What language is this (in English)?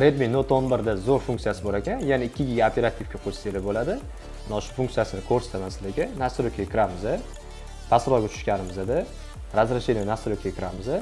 Uzbek